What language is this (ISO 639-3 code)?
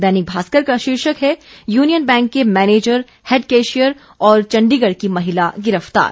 hin